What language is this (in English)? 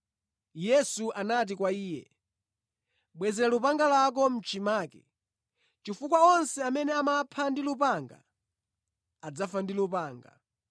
Nyanja